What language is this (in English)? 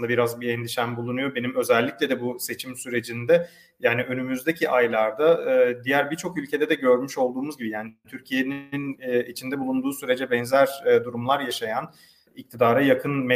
Turkish